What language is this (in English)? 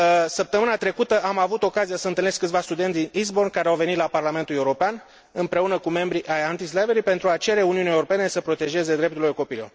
Romanian